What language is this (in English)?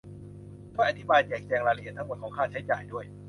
Thai